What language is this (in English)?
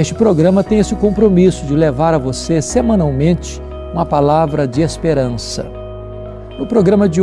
Portuguese